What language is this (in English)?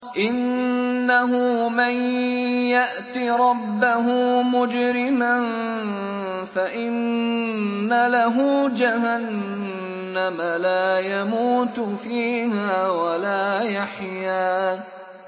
Arabic